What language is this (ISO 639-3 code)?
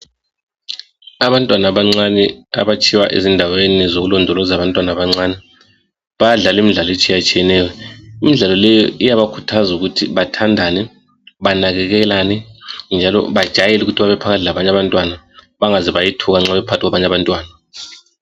nde